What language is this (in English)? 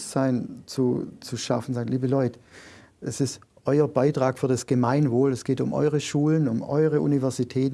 German